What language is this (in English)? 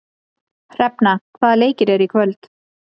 Icelandic